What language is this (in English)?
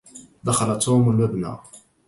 Arabic